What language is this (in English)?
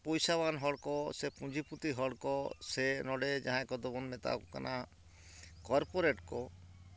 Santali